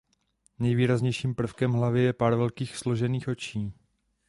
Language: Czech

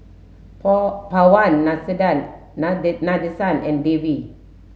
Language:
English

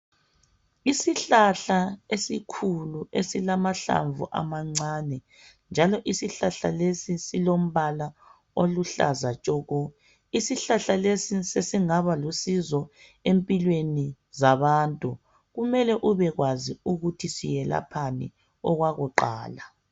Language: North Ndebele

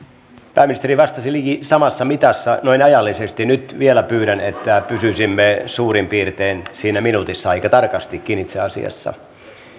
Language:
Finnish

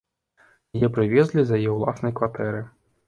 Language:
Belarusian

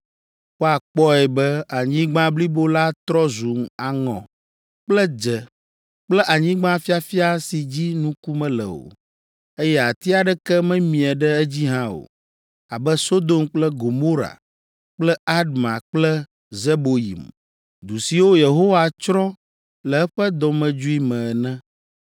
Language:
Ewe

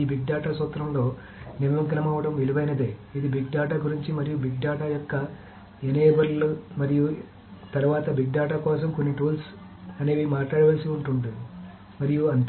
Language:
Telugu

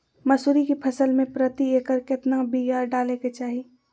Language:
Magahi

